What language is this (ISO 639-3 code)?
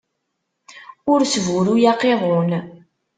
kab